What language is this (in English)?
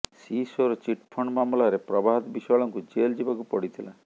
Odia